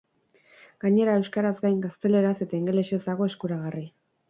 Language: Basque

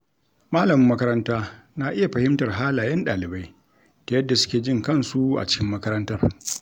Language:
Hausa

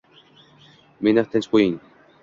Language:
Uzbek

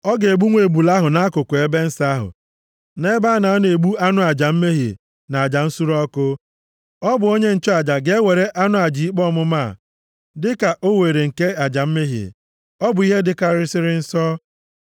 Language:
Igbo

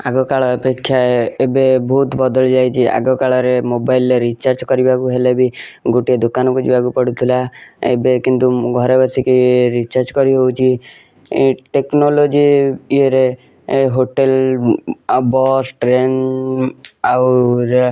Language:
Odia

